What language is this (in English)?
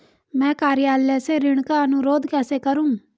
Hindi